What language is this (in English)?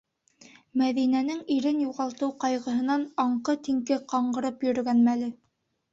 Bashkir